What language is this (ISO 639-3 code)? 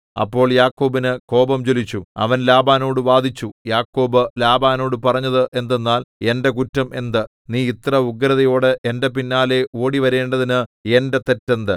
mal